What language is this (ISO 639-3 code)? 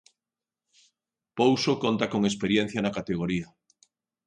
glg